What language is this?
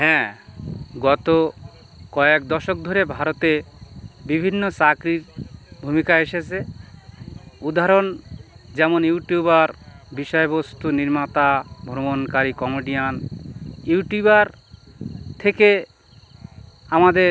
Bangla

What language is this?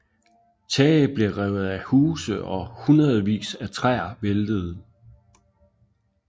Danish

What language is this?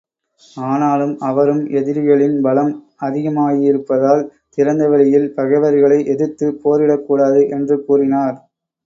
Tamil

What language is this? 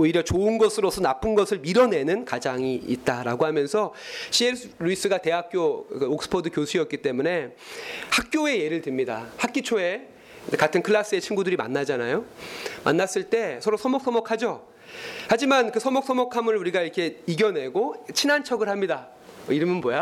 Korean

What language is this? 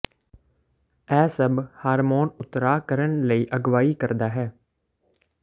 Punjabi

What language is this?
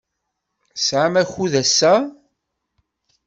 Kabyle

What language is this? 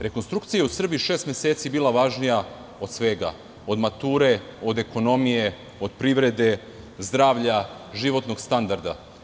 Serbian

